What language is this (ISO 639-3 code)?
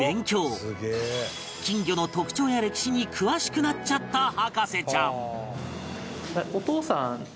jpn